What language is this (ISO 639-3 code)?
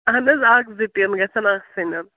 kas